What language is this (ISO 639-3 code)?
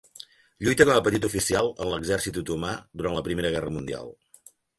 cat